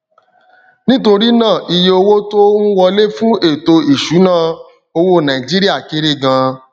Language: Yoruba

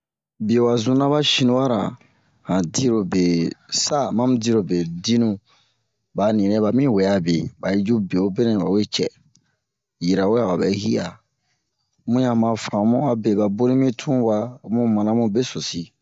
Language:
Bomu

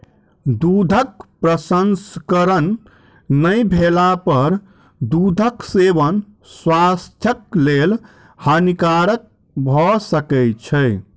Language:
Maithili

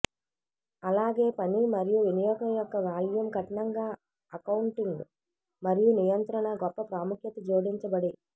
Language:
Telugu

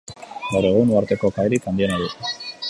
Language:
Basque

